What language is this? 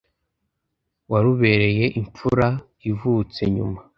Kinyarwanda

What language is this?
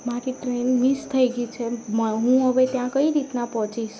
Gujarati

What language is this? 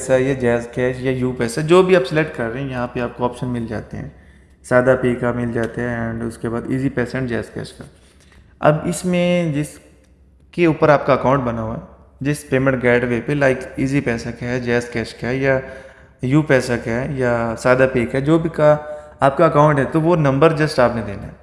Hindi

